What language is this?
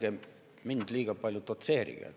Estonian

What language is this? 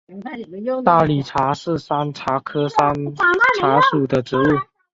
Chinese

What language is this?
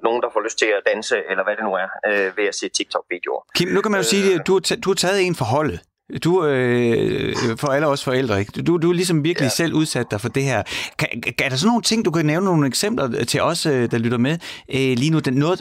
Danish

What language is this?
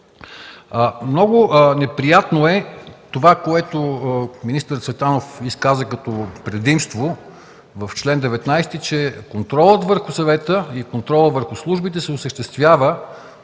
Bulgarian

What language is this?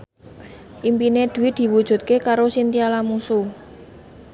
Javanese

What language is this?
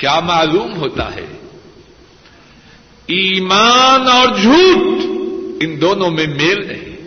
Urdu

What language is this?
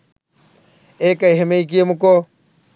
Sinhala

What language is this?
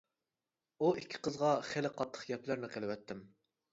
Uyghur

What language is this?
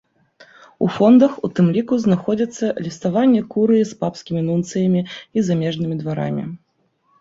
Belarusian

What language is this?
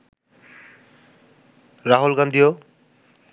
Bangla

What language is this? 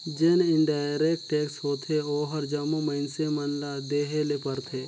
Chhattisgarhi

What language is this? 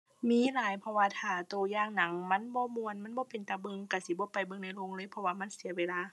Thai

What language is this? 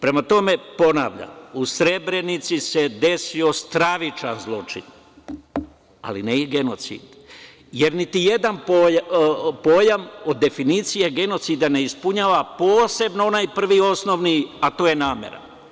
Serbian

